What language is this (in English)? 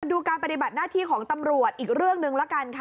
Thai